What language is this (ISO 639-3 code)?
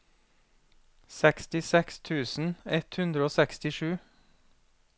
nor